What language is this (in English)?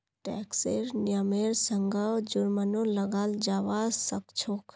Magahi